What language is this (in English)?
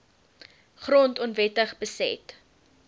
Afrikaans